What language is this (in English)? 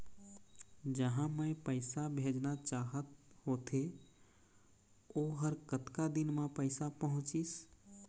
Chhattisgarhi